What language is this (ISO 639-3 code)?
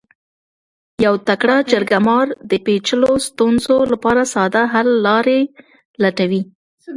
pus